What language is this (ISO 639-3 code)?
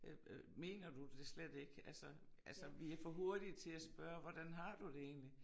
dan